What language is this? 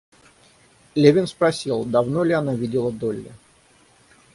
Russian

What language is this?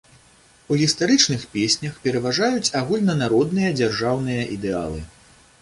Belarusian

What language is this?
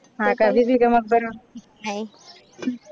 Marathi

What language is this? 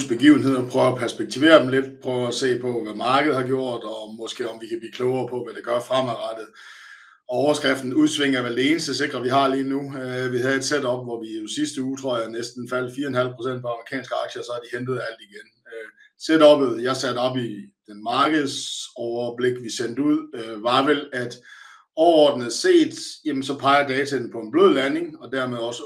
Danish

